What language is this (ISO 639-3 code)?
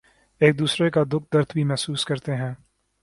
urd